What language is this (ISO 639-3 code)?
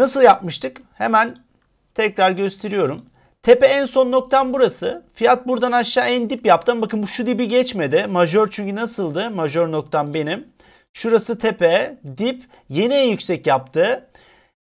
tur